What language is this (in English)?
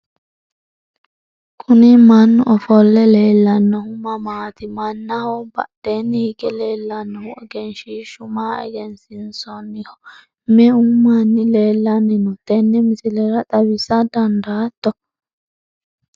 Sidamo